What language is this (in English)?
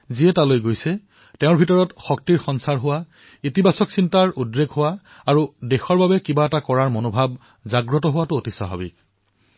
Assamese